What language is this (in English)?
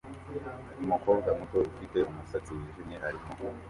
Kinyarwanda